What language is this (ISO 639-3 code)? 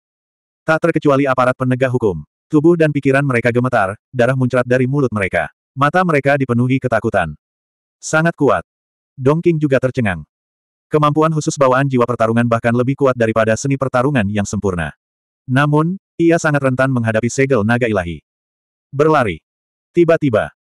ind